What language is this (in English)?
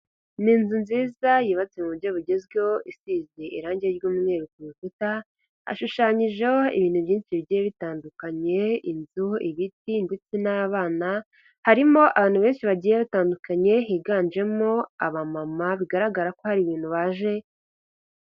Kinyarwanda